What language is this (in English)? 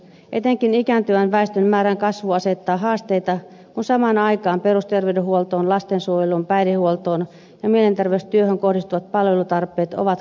Finnish